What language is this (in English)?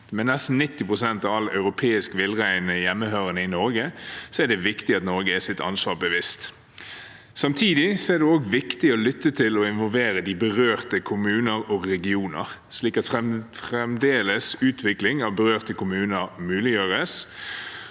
Norwegian